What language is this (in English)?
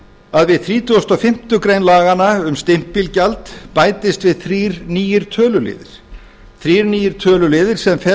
Icelandic